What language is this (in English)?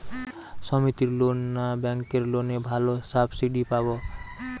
Bangla